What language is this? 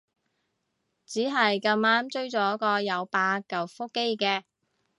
Cantonese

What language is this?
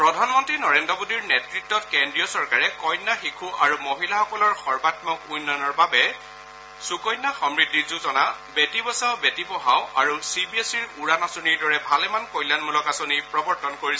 Assamese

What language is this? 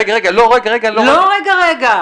Hebrew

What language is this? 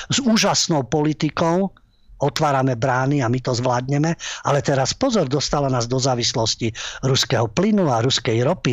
Slovak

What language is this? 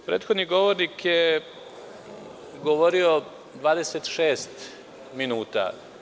Serbian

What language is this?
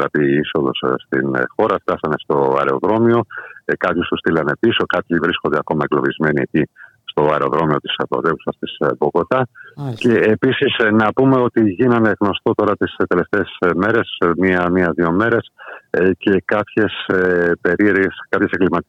Greek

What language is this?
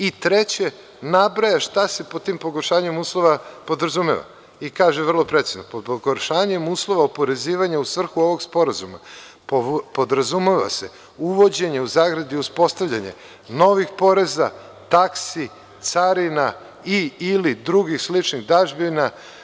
Serbian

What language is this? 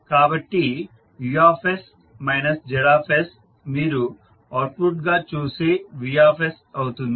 Telugu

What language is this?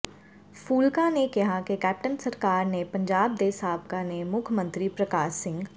Punjabi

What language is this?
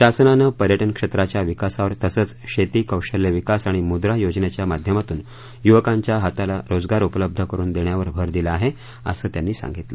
Marathi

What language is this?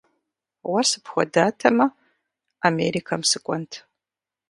Kabardian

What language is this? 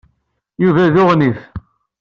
Kabyle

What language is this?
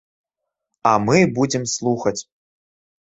Belarusian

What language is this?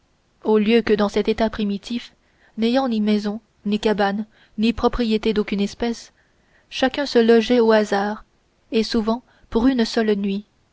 French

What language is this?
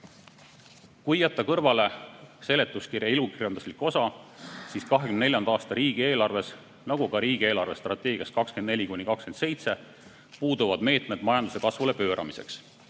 Estonian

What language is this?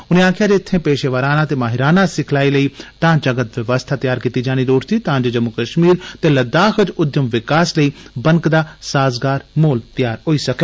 Dogri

